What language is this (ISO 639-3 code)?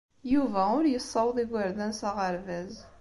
kab